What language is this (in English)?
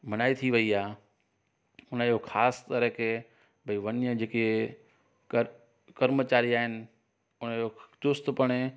Sindhi